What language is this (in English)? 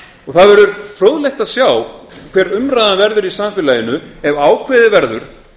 Icelandic